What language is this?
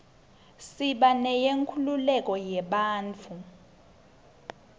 Swati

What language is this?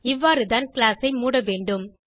Tamil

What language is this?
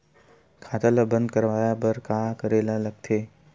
Chhattisgarhi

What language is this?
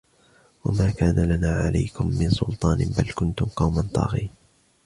Arabic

